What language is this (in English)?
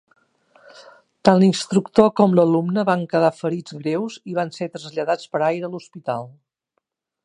Catalan